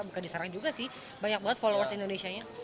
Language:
Indonesian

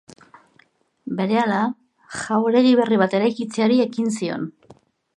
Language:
Basque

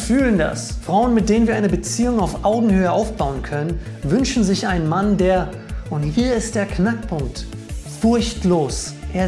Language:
German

